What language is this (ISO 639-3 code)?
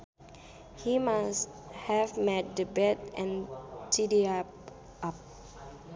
sun